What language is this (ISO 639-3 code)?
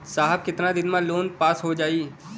bho